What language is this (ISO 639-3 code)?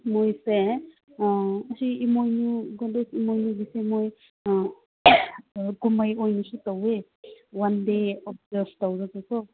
mni